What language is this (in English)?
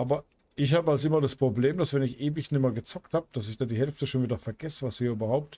German